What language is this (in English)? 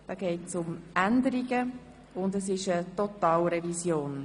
Swiss German